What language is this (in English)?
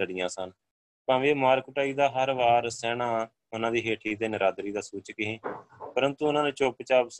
Punjabi